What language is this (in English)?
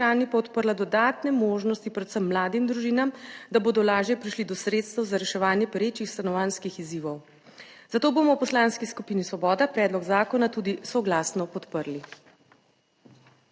Slovenian